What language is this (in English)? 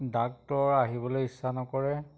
Assamese